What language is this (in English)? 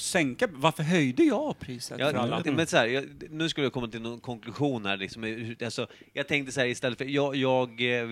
Swedish